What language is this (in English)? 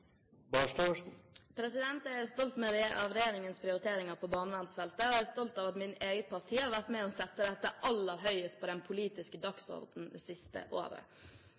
Norwegian Bokmål